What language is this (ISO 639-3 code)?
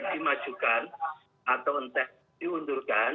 ind